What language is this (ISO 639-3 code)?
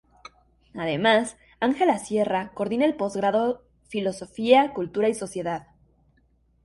spa